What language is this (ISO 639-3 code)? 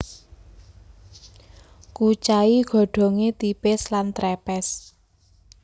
jav